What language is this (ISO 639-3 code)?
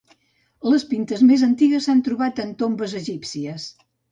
cat